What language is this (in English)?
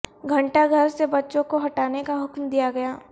Urdu